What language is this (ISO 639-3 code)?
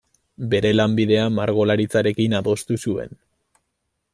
eus